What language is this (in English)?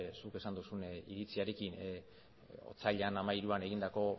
Basque